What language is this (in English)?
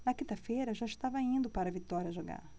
Portuguese